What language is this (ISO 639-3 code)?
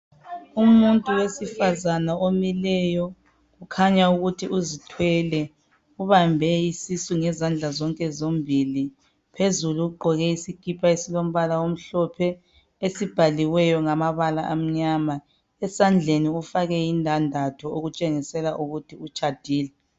nde